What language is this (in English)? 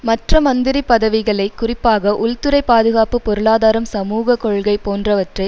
Tamil